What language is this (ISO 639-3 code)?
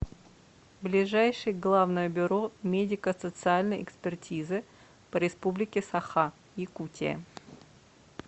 rus